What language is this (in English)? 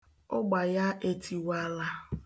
Igbo